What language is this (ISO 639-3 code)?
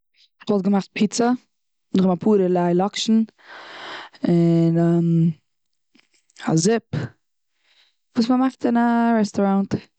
yid